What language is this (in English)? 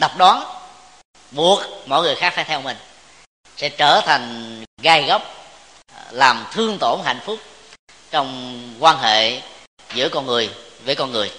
Vietnamese